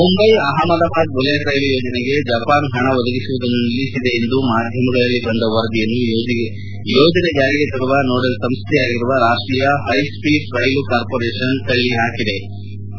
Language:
Kannada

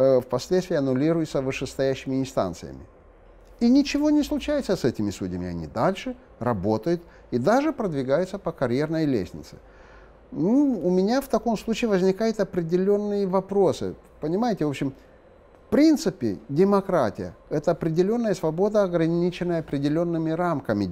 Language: Russian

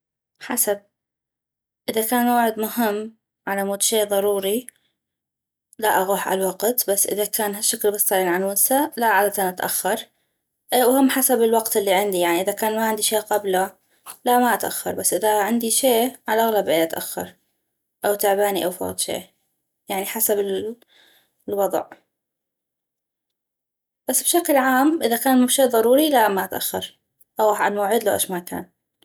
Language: North Mesopotamian Arabic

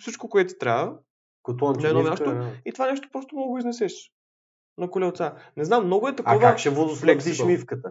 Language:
Bulgarian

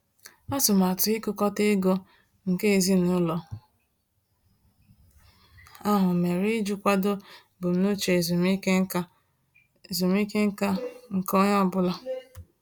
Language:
Igbo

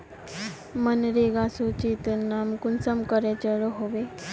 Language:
Magahi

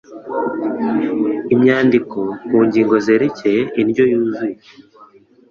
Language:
Kinyarwanda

